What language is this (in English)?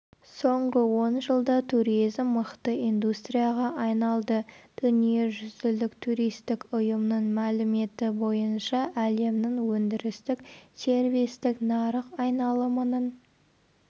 Kazakh